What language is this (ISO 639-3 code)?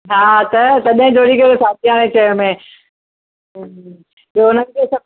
snd